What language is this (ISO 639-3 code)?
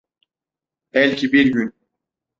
tur